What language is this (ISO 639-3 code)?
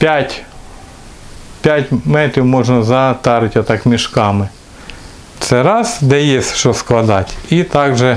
rus